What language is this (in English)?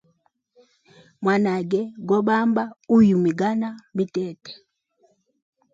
Hemba